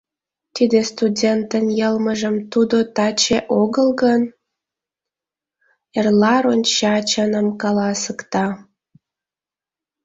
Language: Mari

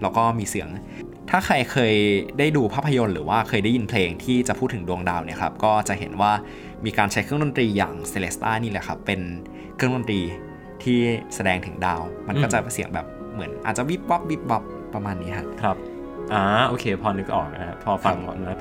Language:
Thai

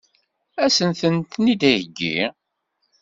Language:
Kabyle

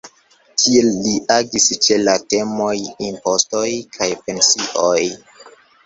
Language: Esperanto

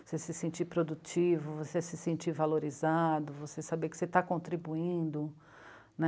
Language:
Portuguese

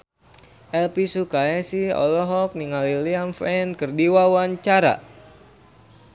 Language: Sundanese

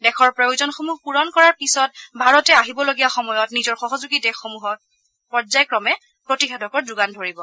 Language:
Assamese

